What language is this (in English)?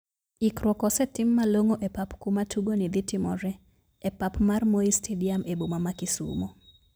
Luo (Kenya and Tanzania)